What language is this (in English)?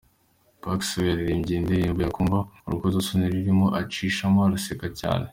Kinyarwanda